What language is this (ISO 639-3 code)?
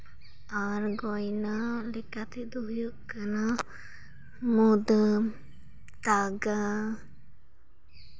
sat